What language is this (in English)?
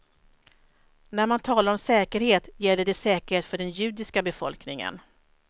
Swedish